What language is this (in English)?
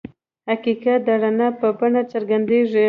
Pashto